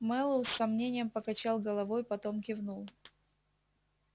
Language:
Russian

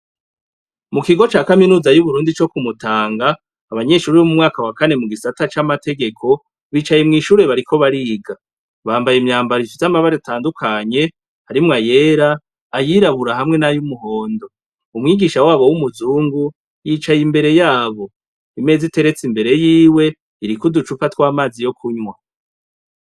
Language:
Rundi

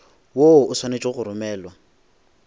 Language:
Northern Sotho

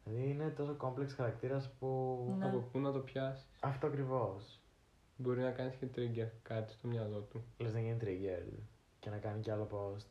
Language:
Greek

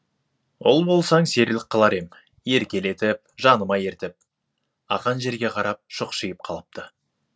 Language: Kazakh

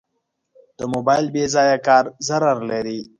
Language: Pashto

